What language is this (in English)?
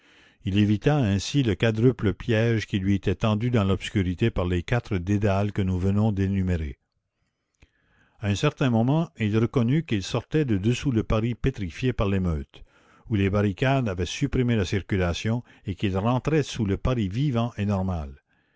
French